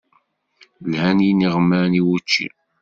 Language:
Kabyle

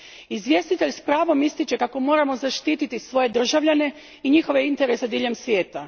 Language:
Croatian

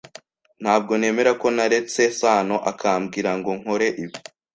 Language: Kinyarwanda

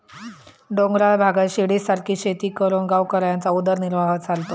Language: Marathi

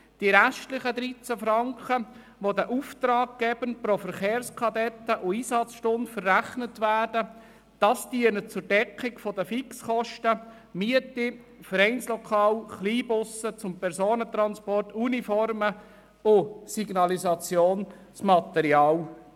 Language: Swiss German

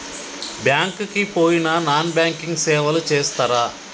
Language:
Telugu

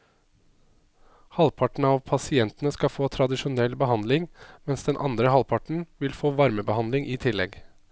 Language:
Norwegian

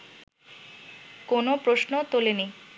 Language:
Bangla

